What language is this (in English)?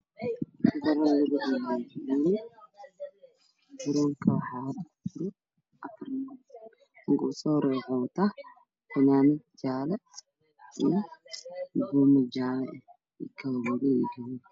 Somali